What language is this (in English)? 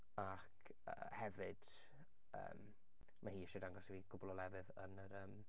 Welsh